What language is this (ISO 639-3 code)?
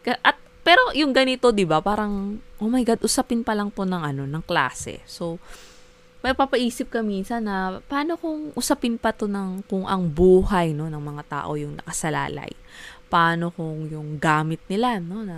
fil